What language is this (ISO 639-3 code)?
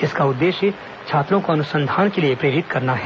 hin